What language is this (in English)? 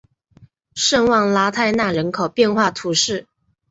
Chinese